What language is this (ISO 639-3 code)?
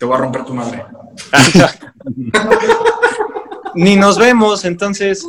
spa